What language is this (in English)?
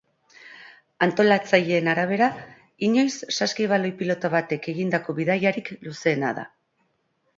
Basque